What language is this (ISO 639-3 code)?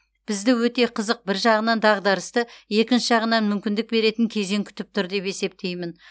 kaz